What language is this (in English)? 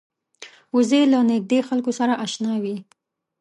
Pashto